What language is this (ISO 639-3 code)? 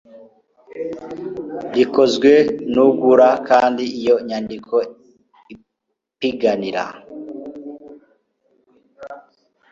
kin